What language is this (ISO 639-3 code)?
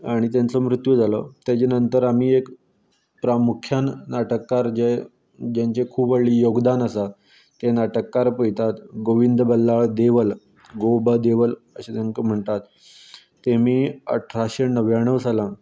kok